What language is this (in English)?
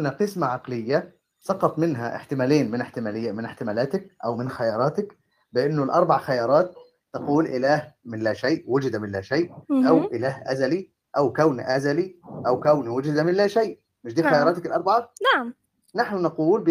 Arabic